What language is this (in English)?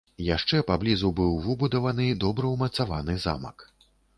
Belarusian